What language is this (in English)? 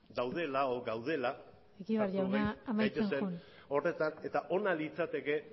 Basque